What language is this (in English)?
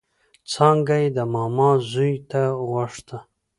Pashto